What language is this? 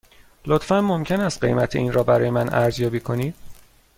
Persian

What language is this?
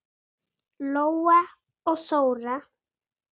Icelandic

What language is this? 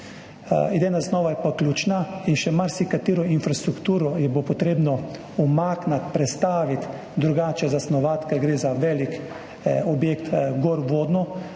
Slovenian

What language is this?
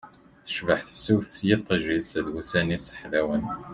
Kabyle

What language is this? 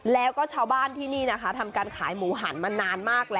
Thai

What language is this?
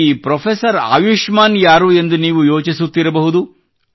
Kannada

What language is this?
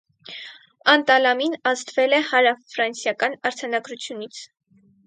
Armenian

